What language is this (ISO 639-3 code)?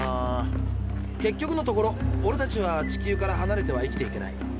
jpn